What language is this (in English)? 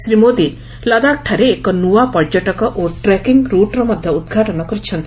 Odia